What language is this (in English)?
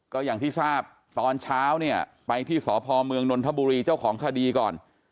Thai